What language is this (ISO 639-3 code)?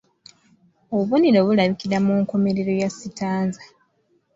lug